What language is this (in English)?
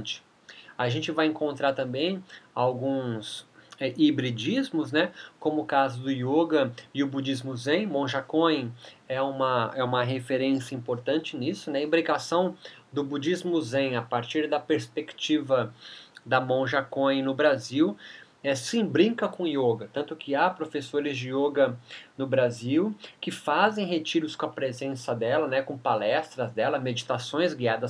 Portuguese